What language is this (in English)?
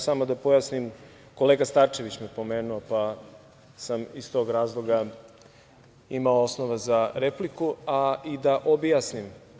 Serbian